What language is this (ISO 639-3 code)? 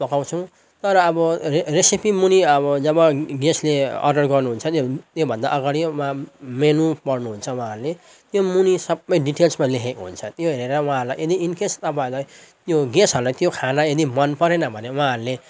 nep